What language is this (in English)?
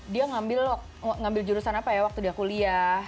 Indonesian